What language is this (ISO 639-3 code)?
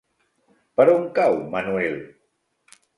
cat